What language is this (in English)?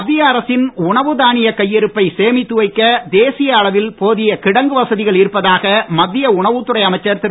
Tamil